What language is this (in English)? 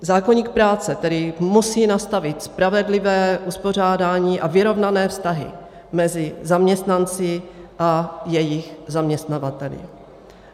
Czech